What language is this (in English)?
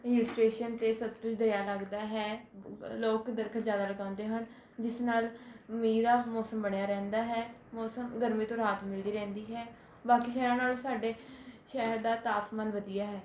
Punjabi